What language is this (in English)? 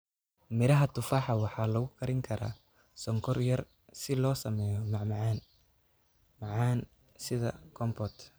Somali